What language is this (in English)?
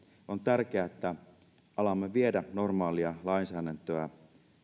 Finnish